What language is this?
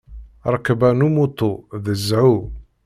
Kabyle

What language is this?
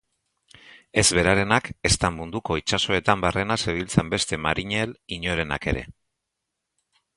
Basque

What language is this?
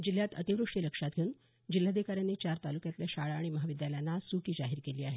Marathi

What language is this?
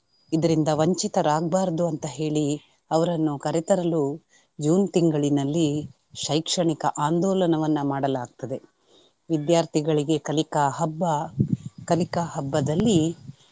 Kannada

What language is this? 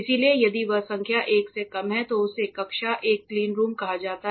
Hindi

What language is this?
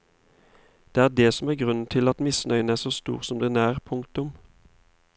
Norwegian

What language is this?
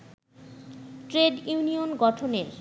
Bangla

